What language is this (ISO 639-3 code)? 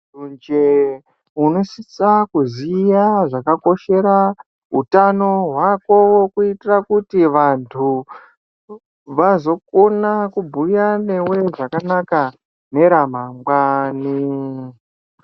ndc